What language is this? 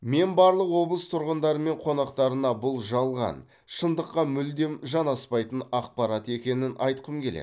Kazakh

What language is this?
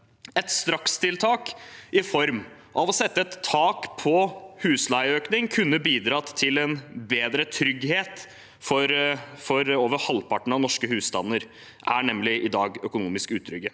Norwegian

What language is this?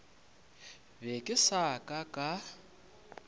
Northern Sotho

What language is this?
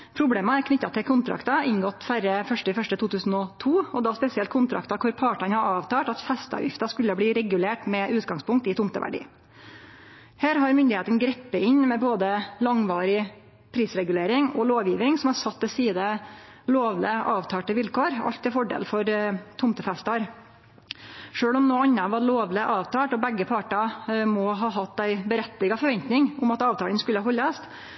Norwegian Nynorsk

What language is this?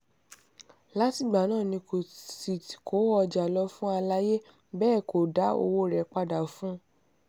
Yoruba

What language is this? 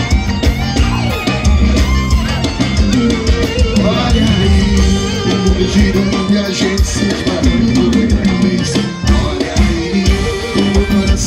Ukrainian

